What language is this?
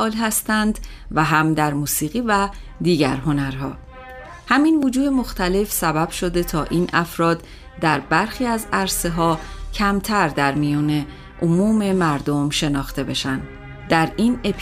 Persian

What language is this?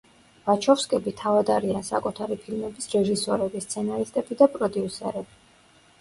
Georgian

